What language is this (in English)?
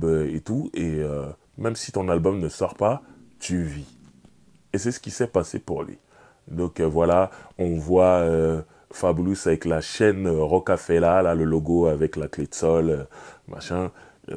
French